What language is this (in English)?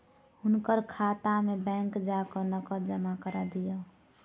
Maithili